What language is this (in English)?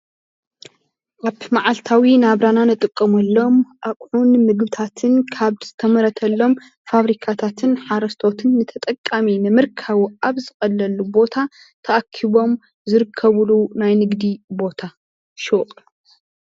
Tigrinya